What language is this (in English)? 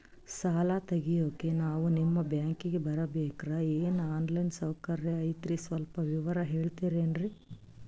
Kannada